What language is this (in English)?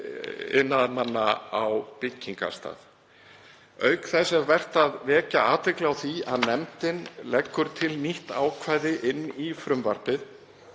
Icelandic